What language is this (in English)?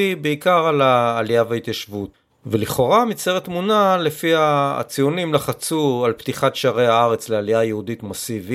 Hebrew